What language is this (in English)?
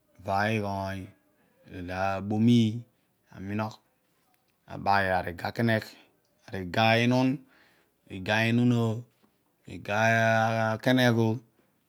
Odual